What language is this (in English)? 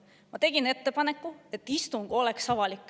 Estonian